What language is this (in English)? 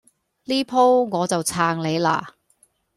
Cantonese